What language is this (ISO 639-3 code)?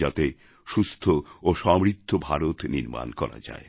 ben